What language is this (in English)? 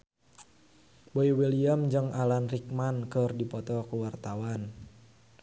Sundanese